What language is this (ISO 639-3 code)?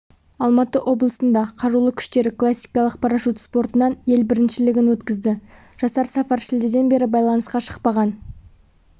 kaz